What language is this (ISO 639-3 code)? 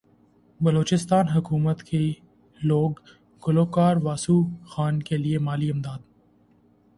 urd